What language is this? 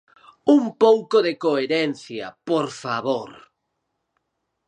Galician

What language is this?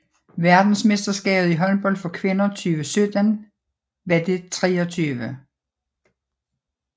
Danish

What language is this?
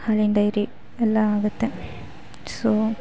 Kannada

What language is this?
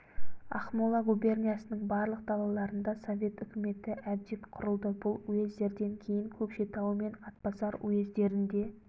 Kazakh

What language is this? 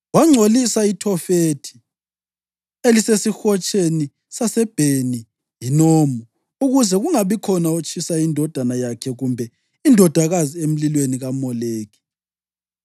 North Ndebele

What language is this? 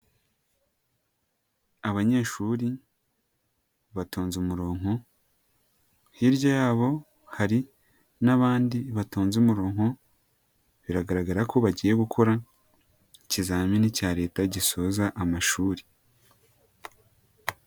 Kinyarwanda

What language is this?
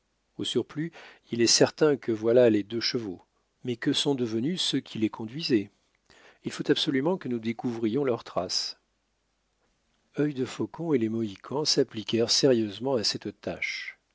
French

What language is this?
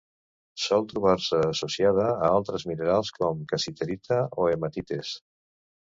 Catalan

